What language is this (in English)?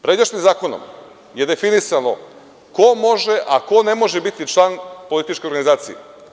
Serbian